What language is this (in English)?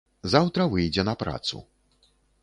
Belarusian